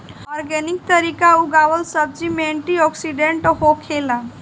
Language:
Bhojpuri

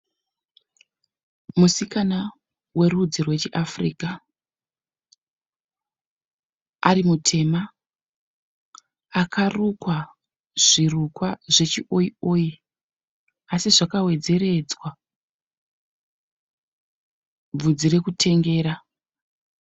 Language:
Shona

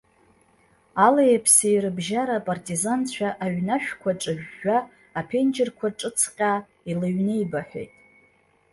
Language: Abkhazian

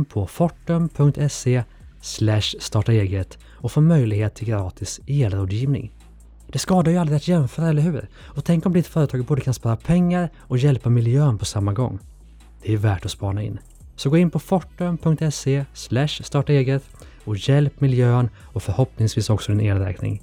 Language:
Swedish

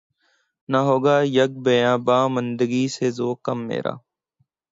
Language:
Urdu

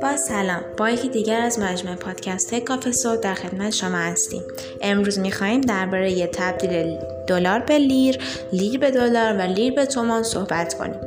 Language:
Persian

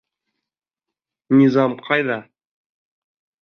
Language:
Bashkir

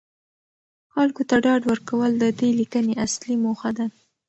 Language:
Pashto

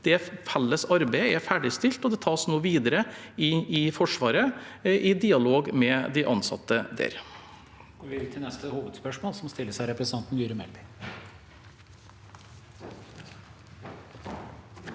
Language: Norwegian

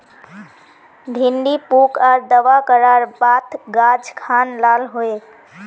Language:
Magahi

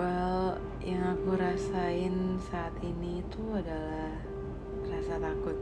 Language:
Indonesian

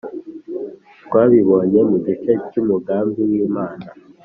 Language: Kinyarwanda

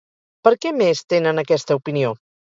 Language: Catalan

